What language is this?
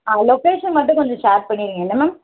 Tamil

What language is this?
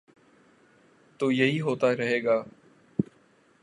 Urdu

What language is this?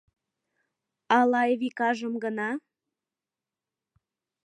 Mari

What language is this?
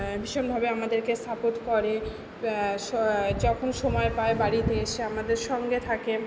Bangla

